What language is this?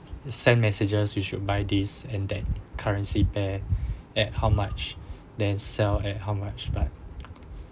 English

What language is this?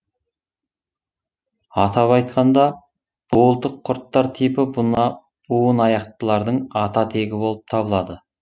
Kazakh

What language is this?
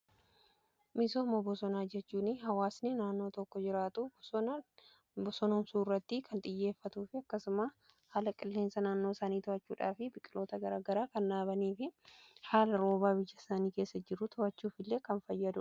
Oromo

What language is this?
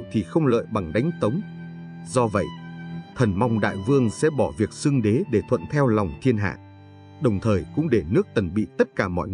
Vietnamese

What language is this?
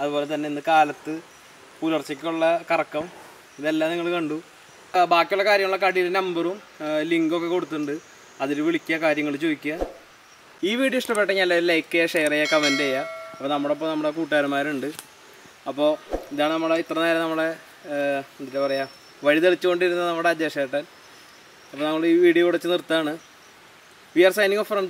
Indonesian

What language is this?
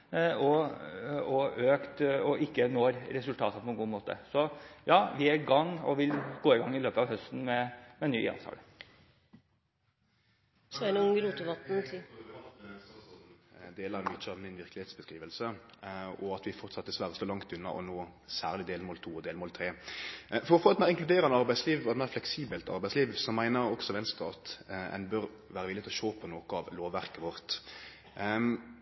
Norwegian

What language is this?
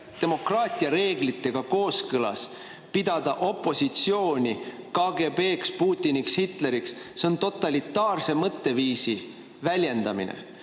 Estonian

